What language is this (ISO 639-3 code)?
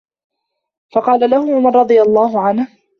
ara